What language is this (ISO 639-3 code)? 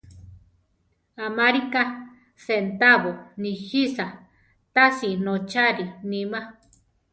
tar